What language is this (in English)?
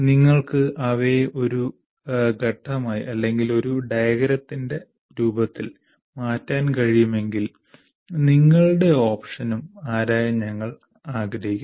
Malayalam